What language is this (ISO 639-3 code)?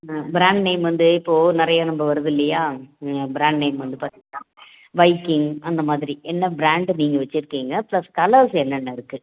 tam